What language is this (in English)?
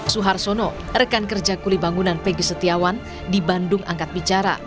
Indonesian